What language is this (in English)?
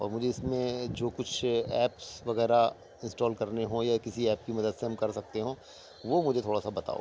Urdu